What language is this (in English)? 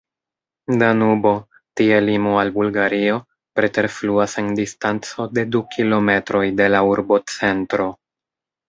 Esperanto